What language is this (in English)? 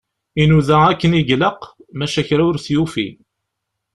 Kabyle